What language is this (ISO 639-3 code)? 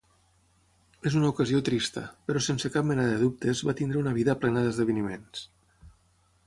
cat